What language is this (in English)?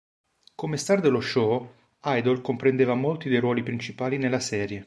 Italian